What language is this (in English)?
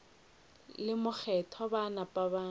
Northern Sotho